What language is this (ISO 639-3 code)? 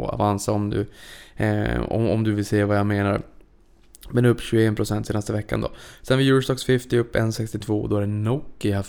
swe